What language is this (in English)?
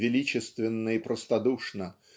Russian